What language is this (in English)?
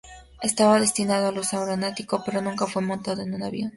Spanish